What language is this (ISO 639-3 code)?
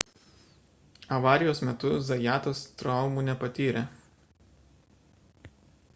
lit